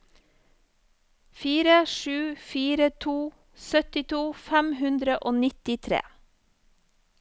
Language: Norwegian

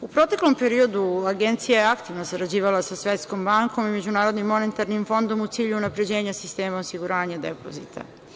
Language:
Serbian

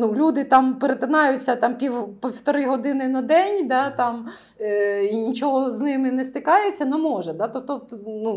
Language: Ukrainian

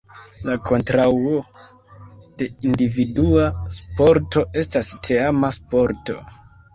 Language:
Esperanto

